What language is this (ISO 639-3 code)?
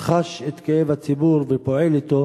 heb